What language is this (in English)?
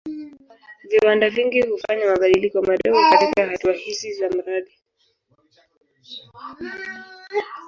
Swahili